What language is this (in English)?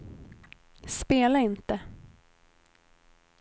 Swedish